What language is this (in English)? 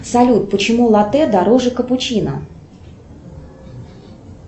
Russian